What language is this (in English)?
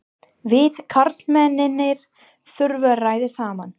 Icelandic